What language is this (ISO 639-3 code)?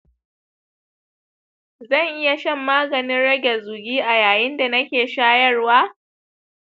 hau